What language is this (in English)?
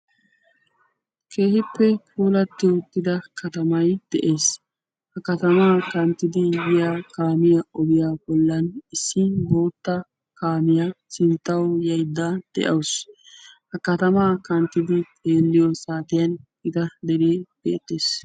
Wolaytta